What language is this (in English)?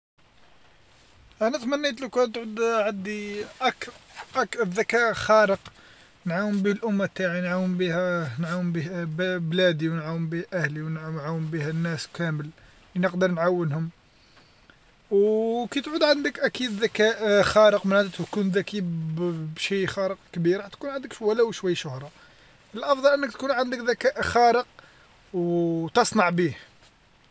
Algerian Arabic